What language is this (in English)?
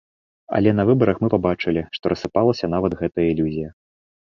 Belarusian